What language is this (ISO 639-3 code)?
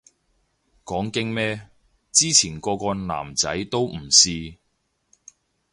yue